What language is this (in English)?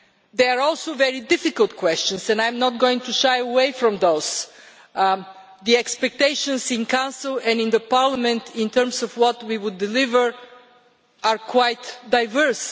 English